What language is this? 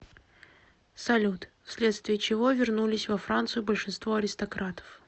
Russian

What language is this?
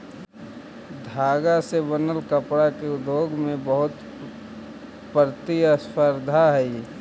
Magahi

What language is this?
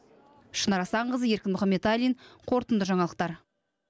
Kazakh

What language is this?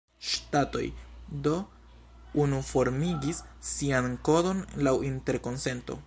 Esperanto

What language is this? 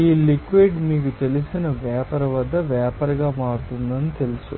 Telugu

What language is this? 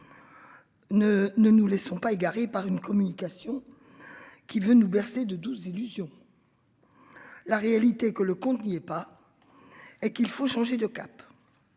French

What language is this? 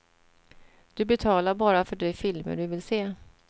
Swedish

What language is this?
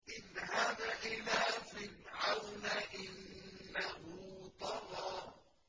Arabic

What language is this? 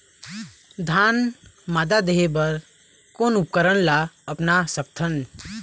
Chhattisgarhi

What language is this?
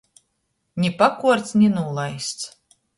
Latgalian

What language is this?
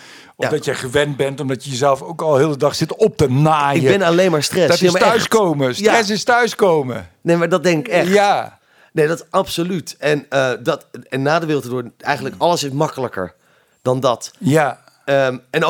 Dutch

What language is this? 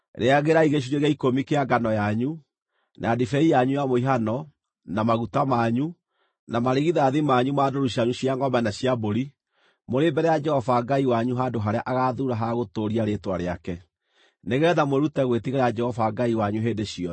Kikuyu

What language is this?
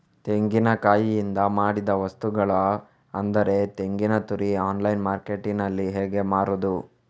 Kannada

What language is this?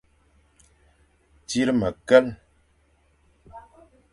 Fang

